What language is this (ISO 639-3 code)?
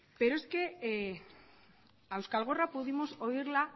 spa